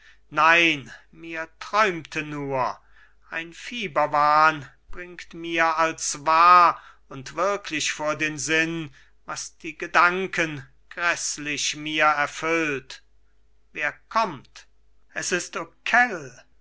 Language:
German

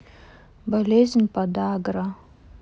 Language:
Russian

